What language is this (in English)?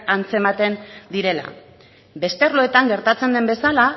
Basque